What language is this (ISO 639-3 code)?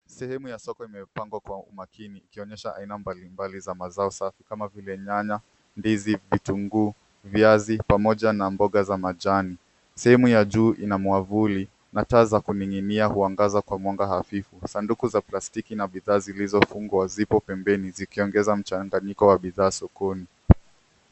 swa